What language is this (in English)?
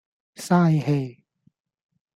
Cantonese